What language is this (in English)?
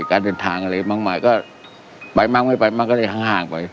Thai